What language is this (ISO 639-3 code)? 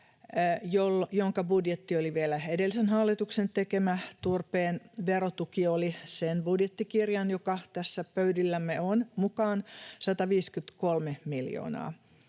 fin